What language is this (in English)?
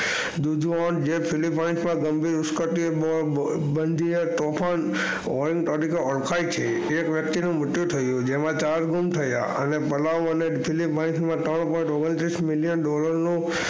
Gujarati